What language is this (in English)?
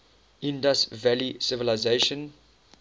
English